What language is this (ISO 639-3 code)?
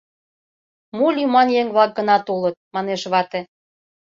chm